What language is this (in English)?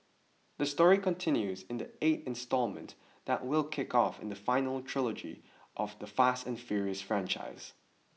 English